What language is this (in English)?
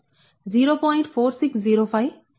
Telugu